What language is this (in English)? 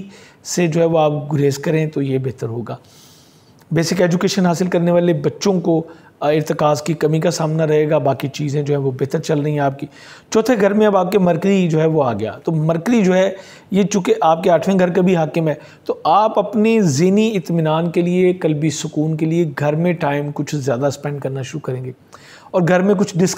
Hindi